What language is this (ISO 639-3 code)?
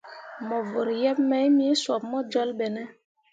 mua